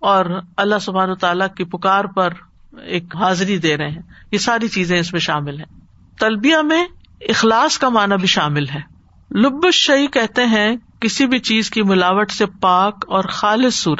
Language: Urdu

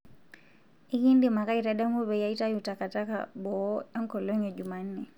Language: Masai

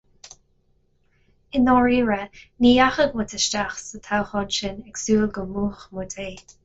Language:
Irish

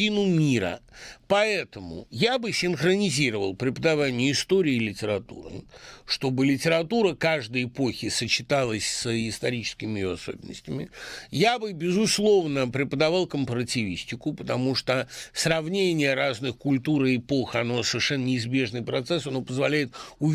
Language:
Russian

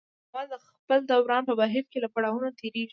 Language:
Pashto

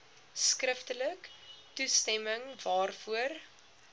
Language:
Afrikaans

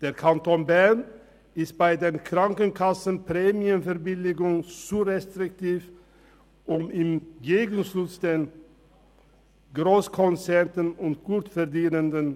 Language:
Swiss German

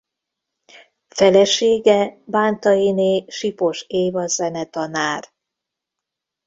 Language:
Hungarian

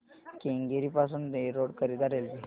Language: Marathi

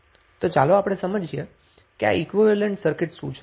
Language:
Gujarati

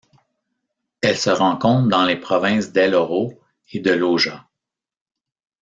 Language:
French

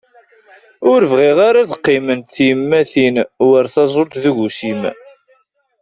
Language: Kabyle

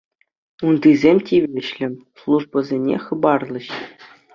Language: Chuvash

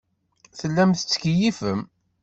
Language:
Kabyle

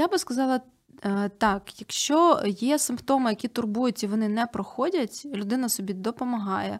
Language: Ukrainian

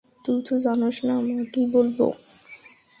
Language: Bangla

